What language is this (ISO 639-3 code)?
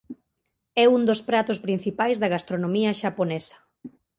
glg